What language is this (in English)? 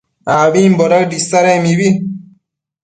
Matsés